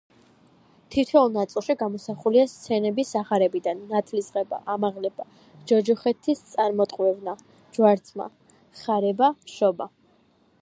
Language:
Georgian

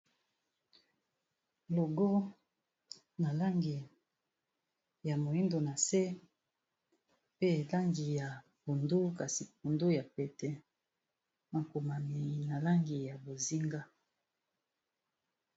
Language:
Lingala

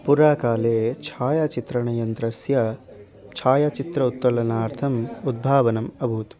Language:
Sanskrit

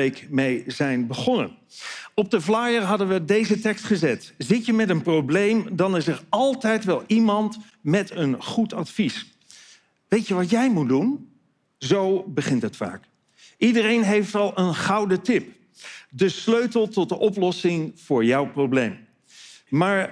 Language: Dutch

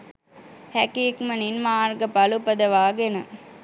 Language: Sinhala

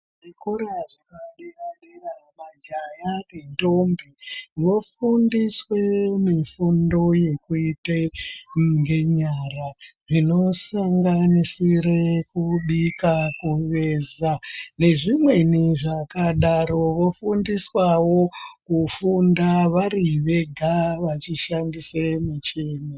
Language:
Ndau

